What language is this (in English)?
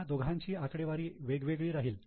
Marathi